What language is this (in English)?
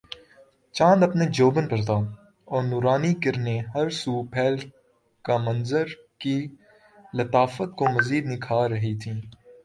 Urdu